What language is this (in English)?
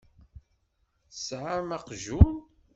Kabyle